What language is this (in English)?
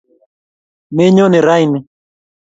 Kalenjin